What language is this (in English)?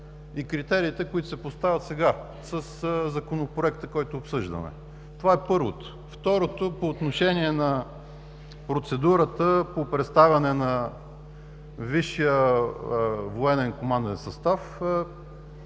Bulgarian